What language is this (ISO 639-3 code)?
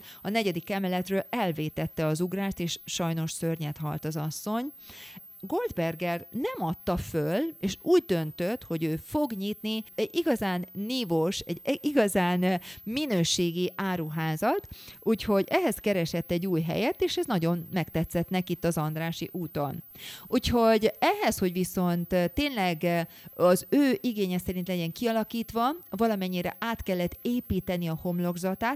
hun